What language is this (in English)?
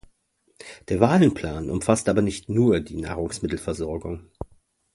German